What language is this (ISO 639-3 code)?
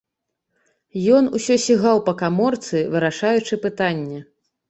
bel